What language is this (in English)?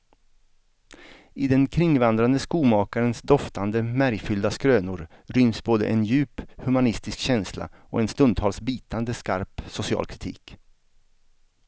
Swedish